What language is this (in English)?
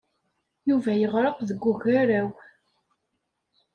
Kabyle